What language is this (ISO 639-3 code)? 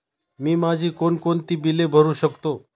mar